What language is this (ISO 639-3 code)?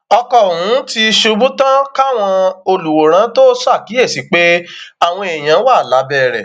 yor